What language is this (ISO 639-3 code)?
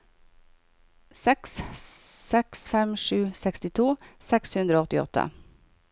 nor